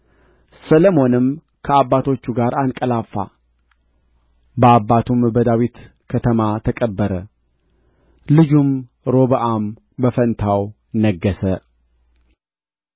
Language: Amharic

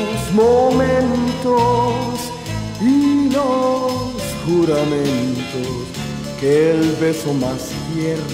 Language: Romanian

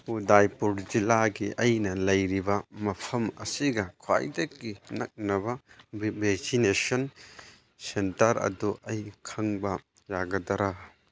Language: Manipuri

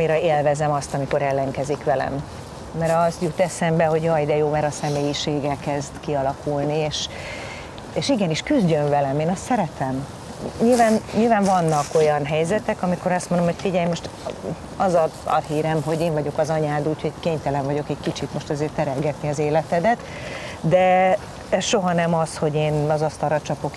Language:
Hungarian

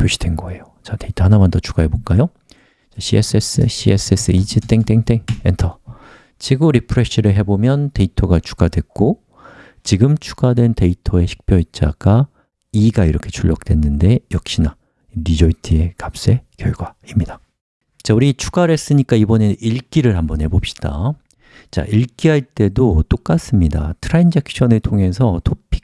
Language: Korean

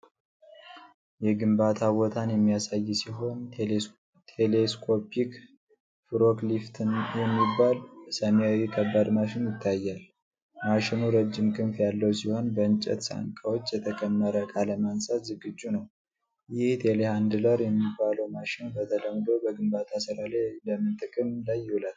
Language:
Amharic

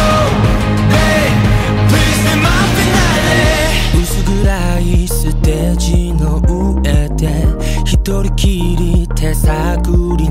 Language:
Korean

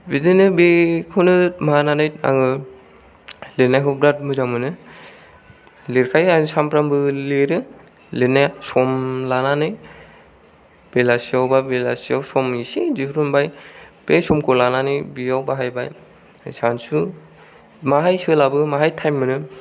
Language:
Bodo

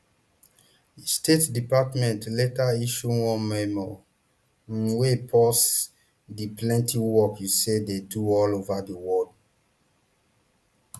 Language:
Nigerian Pidgin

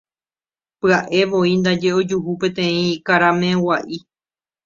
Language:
Guarani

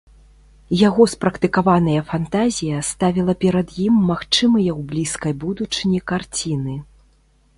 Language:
Belarusian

